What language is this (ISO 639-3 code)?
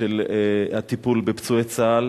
heb